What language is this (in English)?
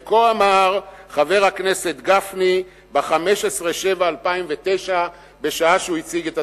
Hebrew